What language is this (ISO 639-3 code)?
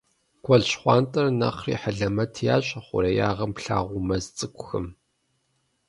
kbd